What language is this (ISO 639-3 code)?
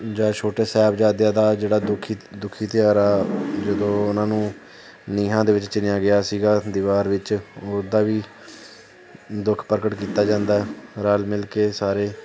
pan